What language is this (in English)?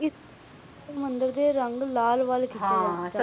Punjabi